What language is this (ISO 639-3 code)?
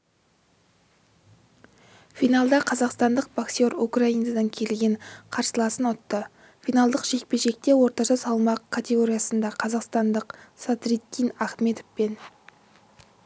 kaz